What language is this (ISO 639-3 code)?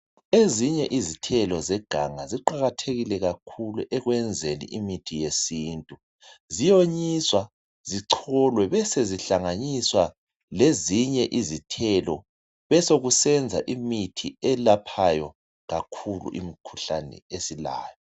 nde